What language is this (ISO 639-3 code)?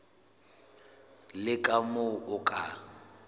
sot